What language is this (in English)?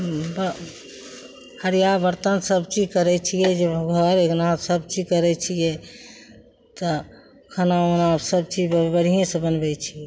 Maithili